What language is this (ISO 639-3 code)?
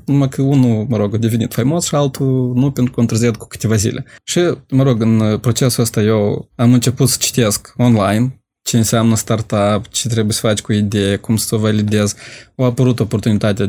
ron